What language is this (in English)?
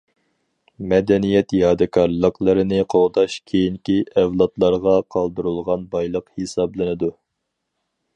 Uyghur